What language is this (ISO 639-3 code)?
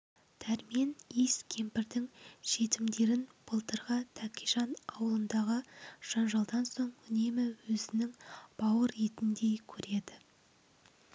kaz